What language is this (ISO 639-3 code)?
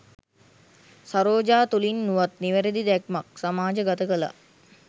sin